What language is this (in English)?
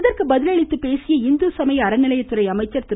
Tamil